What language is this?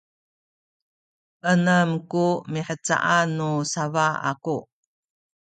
Sakizaya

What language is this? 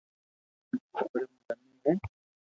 Loarki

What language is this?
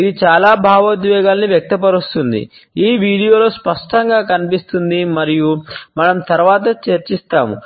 Telugu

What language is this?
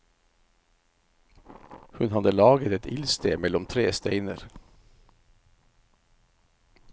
Norwegian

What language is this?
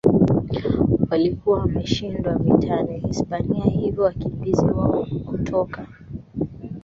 Swahili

